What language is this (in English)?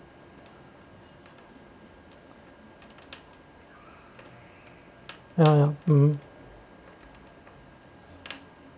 English